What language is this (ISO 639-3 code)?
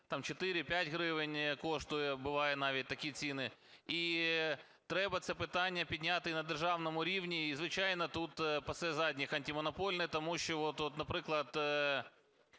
ukr